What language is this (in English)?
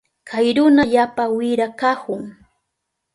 Southern Pastaza Quechua